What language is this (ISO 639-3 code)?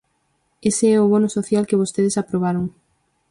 glg